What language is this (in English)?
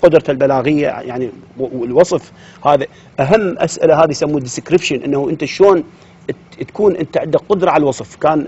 Arabic